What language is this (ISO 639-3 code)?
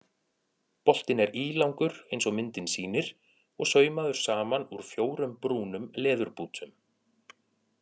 isl